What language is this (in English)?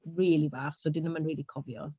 Welsh